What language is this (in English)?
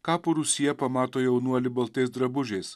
Lithuanian